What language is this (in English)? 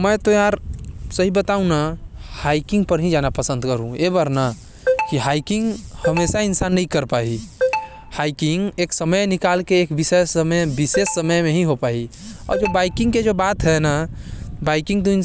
Korwa